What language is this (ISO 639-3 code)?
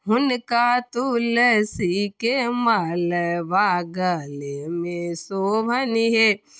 mai